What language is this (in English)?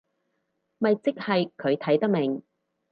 Cantonese